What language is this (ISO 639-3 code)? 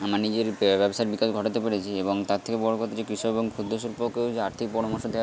ben